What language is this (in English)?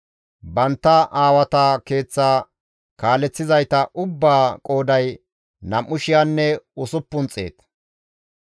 Gamo